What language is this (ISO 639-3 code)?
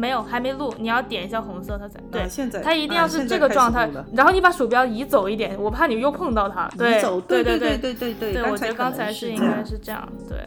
zho